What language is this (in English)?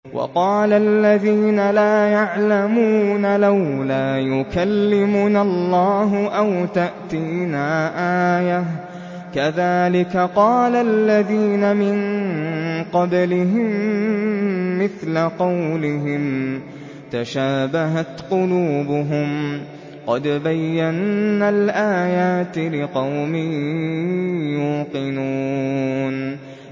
Arabic